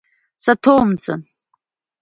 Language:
Abkhazian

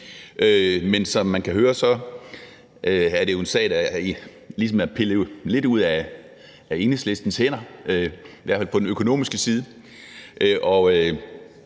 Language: Danish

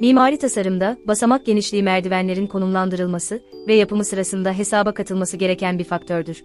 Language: Turkish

